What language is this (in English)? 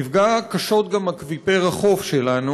Hebrew